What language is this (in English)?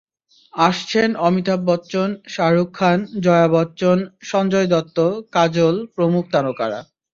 Bangla